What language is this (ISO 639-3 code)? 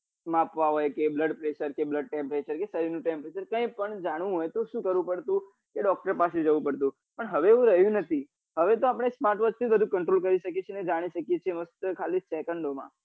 guj